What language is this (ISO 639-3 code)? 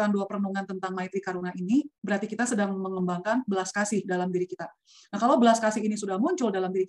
ind